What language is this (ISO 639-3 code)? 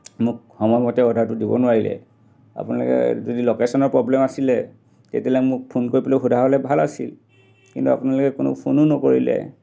asm